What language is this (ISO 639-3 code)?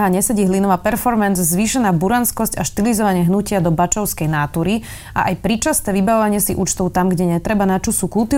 slk